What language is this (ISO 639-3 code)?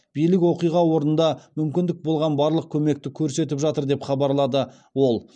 kaz